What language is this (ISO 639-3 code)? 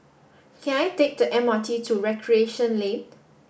eng